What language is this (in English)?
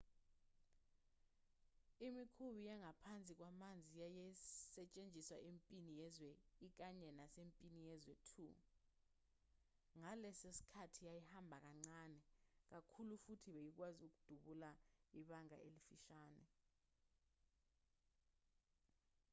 Zulu